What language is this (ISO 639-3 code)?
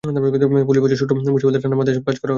ben